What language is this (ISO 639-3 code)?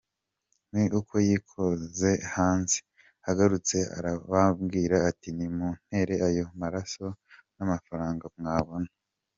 kin